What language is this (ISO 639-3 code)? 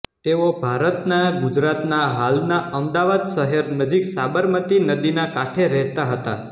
guj